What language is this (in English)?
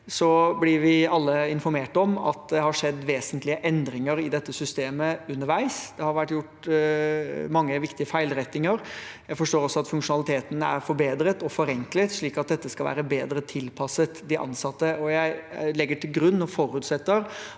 Norwegian